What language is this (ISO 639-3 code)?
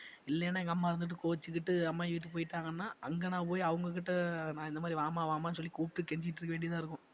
tam